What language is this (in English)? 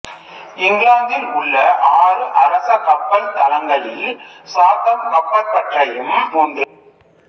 Tamil